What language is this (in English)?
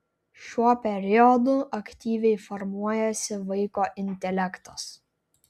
Lithuanian